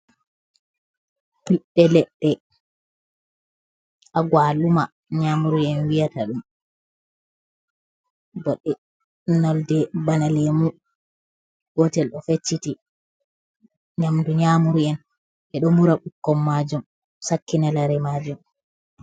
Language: Fula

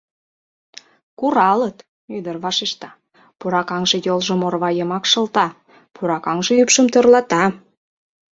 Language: Mari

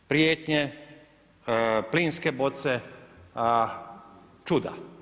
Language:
Croatian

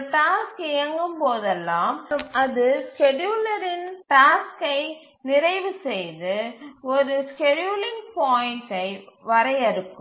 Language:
Tamil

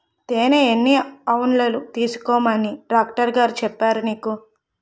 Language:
Telugu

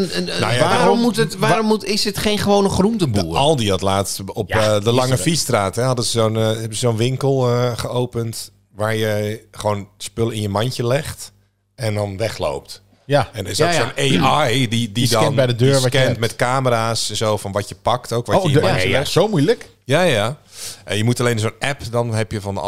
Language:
Dutch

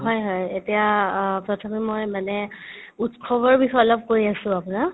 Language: Assamese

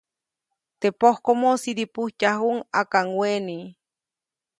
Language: Copainalá Zoque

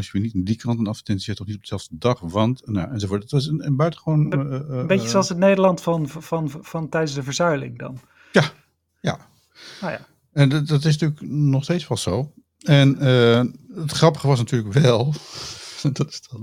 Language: Dutch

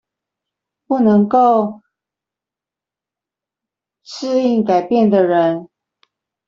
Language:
Chinese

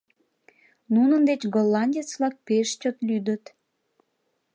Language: Mari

